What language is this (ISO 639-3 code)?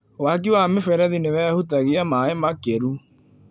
kik